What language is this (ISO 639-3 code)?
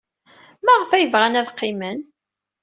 kab